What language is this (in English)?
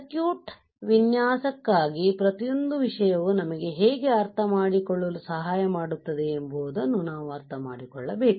Kannada